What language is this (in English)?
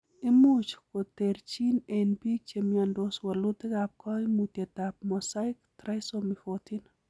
Kalenjin